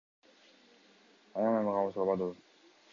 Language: Kyrgyz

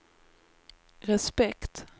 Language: Swedish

